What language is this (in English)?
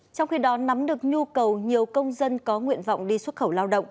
Vietnamese